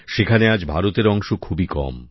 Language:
Bangla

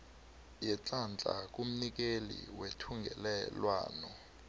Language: South Ndebele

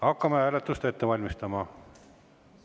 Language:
Estonian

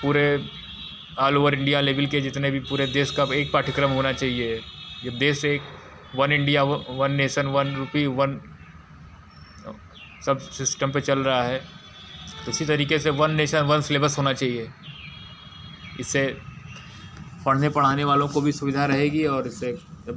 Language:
Hindi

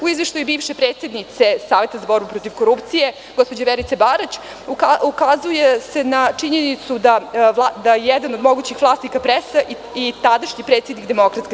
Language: Serbian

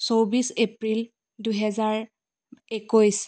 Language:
Assamese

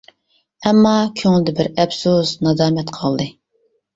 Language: Uyghur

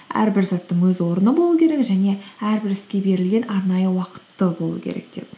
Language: Kazakh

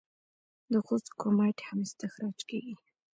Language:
Pashto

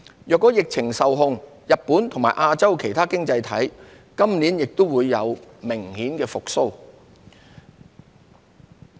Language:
Cantonese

